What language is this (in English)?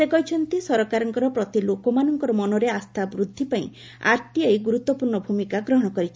Odia